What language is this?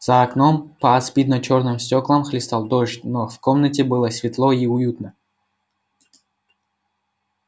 Russian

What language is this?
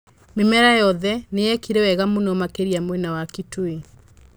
Kikuyu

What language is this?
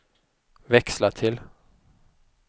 Swedish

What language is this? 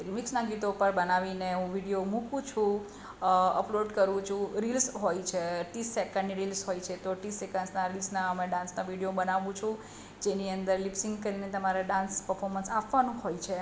Gujarati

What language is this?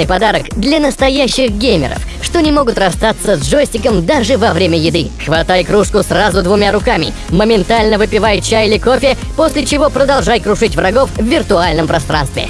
Russian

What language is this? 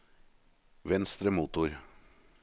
Norwegian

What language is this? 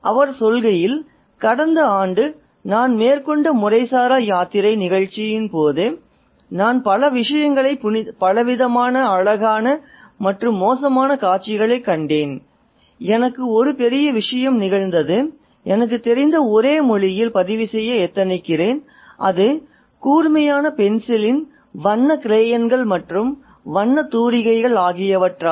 Tamil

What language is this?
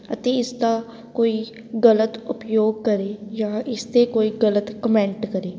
Punjabi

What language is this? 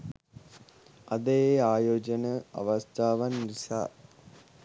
Sinhala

